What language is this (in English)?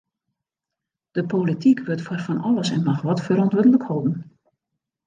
Western Frisian